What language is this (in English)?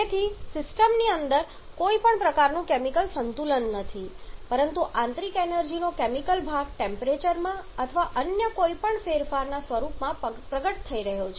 Gujarati